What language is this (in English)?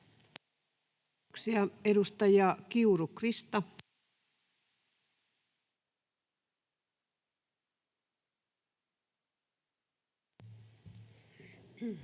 Finnish